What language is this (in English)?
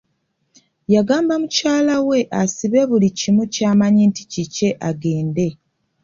Ganda